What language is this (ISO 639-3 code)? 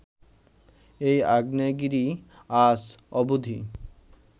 ben